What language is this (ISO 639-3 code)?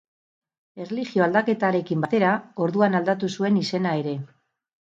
eus